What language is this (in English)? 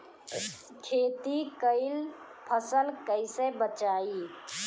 Bhojpuri